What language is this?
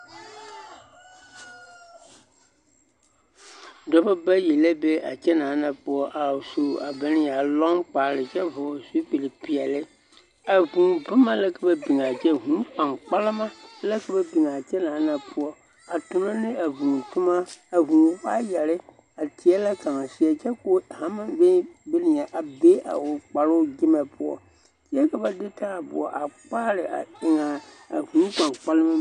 Southern Dagaare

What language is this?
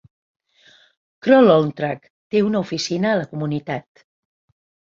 Catalan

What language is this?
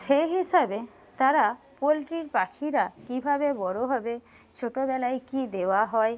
Bangla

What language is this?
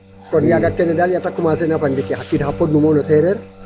Serer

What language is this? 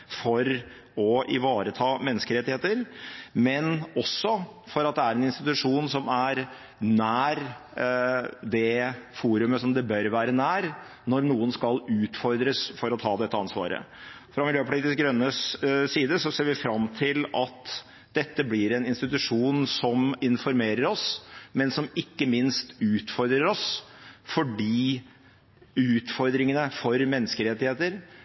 Norwegian Bokmål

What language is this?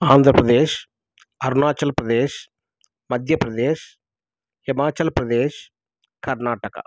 Telugu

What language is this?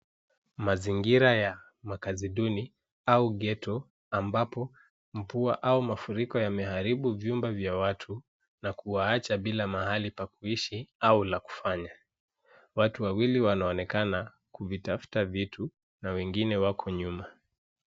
Swahili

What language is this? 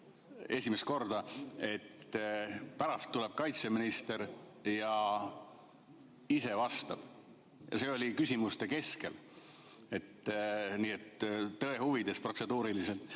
Estonian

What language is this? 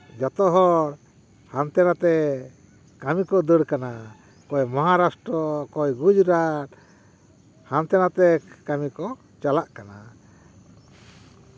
Santali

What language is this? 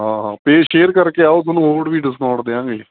Punjabi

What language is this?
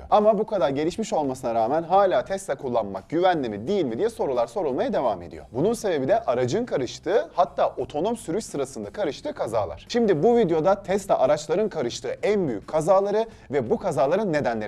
Turkish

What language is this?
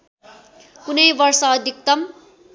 Nepali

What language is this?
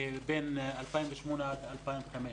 Hebrew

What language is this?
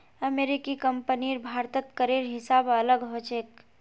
Magahi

